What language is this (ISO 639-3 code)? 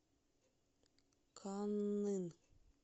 rus